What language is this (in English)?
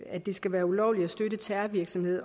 Danish